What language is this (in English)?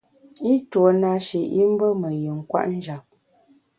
Bamun